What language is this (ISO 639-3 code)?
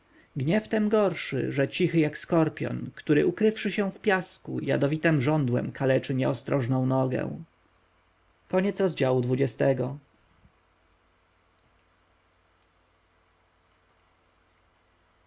pol